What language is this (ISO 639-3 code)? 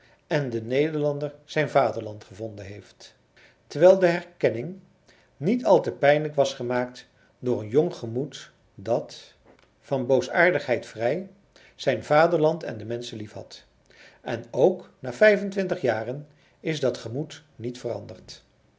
nld